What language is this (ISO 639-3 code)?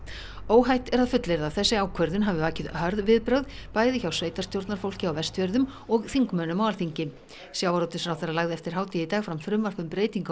isl